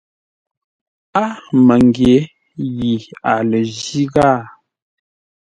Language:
Ngombale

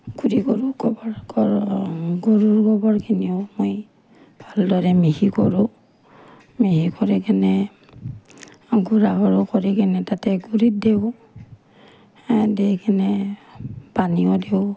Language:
Assamese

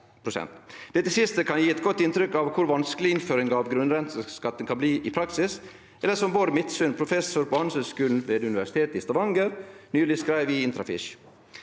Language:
Norwegian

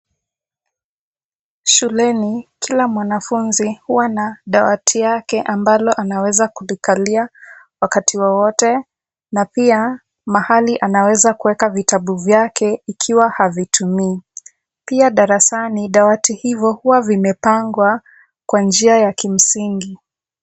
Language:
Swahili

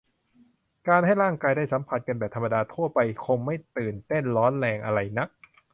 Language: Thai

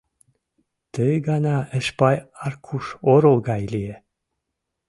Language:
Mari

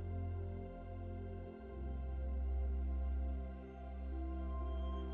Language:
Ukrainian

